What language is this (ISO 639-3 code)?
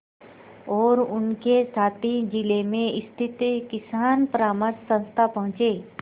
hin